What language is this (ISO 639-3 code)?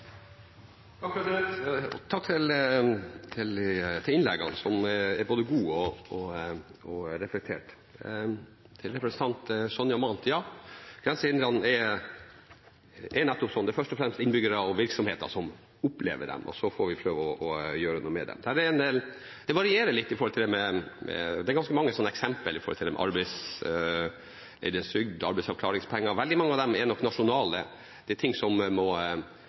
nob